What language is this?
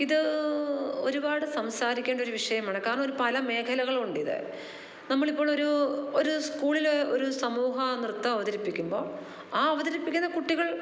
Malayalam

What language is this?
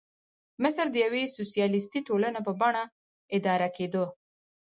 Pashto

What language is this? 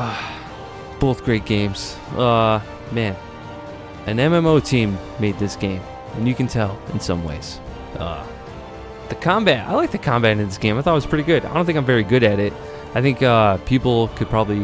English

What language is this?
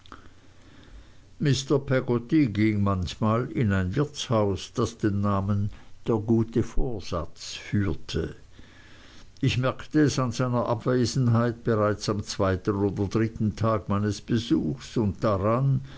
German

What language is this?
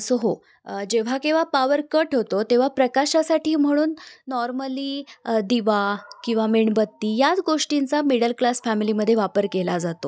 Marathi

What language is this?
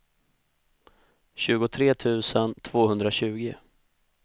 Swedish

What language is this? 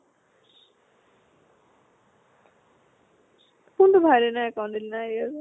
Assamese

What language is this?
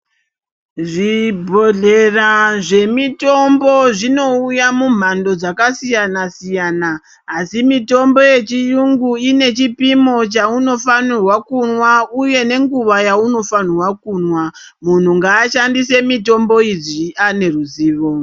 Ndau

